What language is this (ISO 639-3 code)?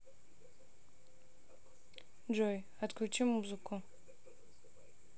rus